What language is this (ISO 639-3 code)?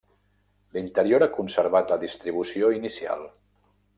cat